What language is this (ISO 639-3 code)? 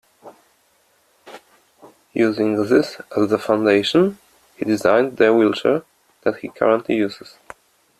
eng